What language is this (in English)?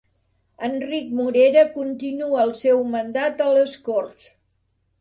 Catalan